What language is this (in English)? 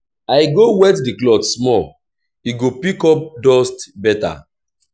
Nigerian Pidgin